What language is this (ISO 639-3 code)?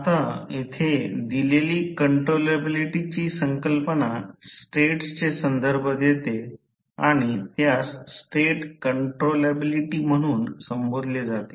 mar